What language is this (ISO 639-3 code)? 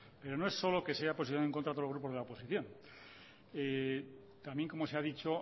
spa